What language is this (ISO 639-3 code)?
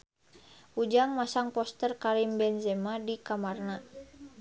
sun